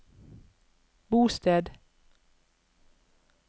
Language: Norwegian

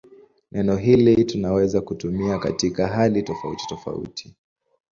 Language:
Swahili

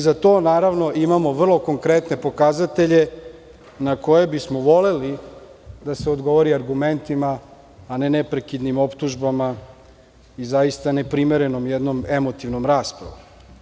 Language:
Serbian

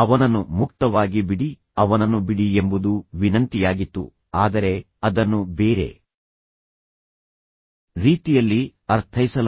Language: Kannada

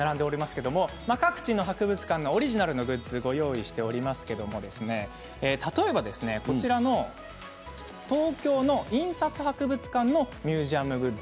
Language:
Japanese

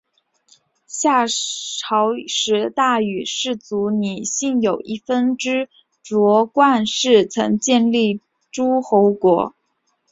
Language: Chinese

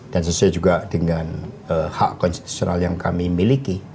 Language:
Indonesian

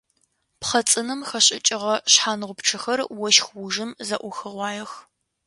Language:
Adyghe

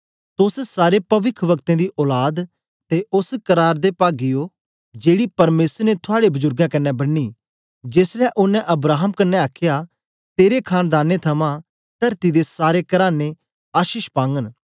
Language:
Dogri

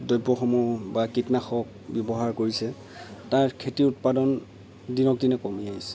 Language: Assamese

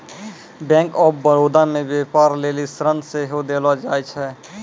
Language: Maithili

